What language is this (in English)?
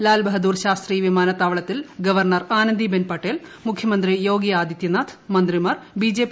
Malayalam